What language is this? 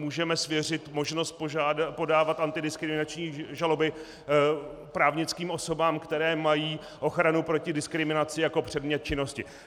Czech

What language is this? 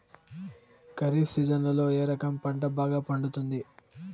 Telugu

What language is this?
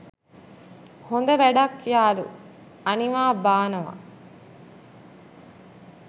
Sinhala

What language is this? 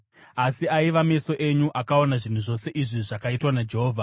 Shona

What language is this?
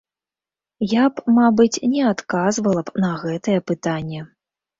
Belarusian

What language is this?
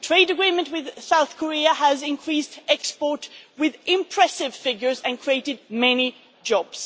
English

